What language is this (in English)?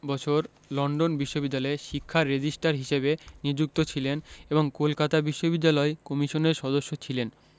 Bangla